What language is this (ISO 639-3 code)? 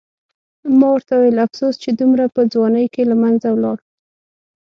pus